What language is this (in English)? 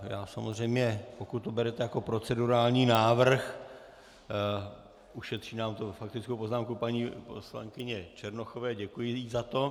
Czech